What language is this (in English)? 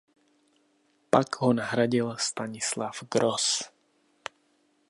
Czech